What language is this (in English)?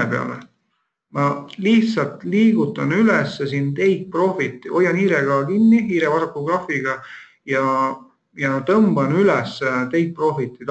Finnish